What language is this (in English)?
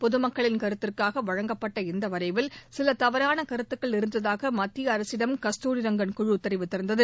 Tamil